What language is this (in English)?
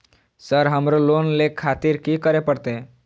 Maithili